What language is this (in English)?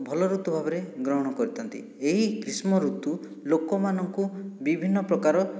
Odia